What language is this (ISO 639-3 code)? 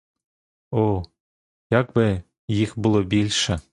ukr